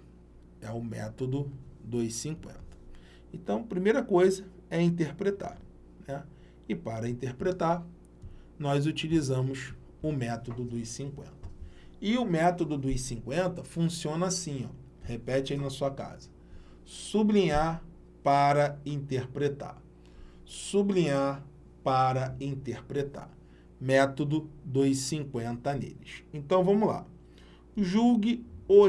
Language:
Portuguese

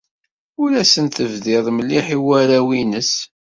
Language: Kabyle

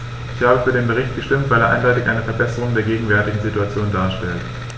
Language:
German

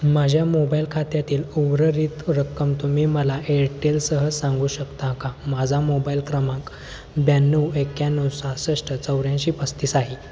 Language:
Marathi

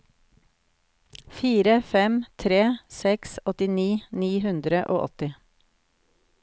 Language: Norwegian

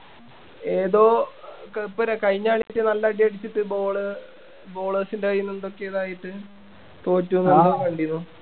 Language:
Malayalam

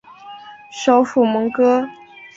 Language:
Chinese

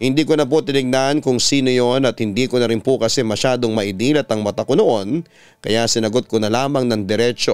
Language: Filipino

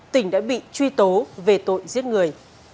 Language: Vietnamese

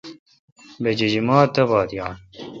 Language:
Kalkoti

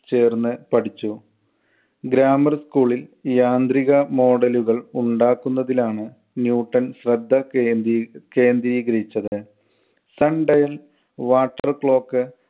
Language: Malayalam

